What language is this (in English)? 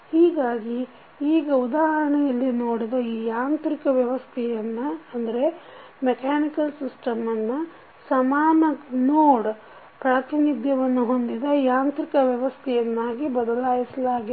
Kannada